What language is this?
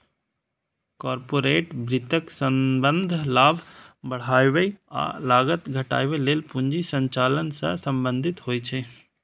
Maithili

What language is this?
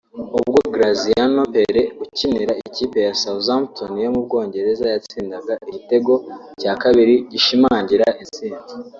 Kinyarwanda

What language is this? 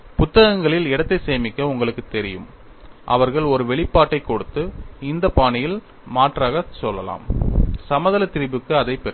Tamil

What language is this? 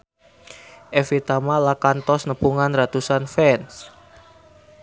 Sundanese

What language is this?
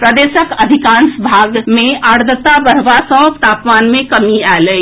Maithili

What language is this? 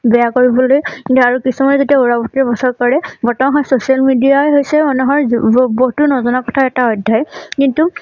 Assamese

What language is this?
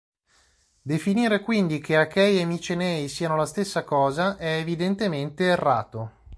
Italian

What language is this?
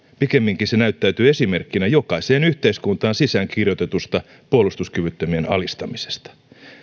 Finnish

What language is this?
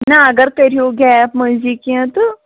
Kashmiri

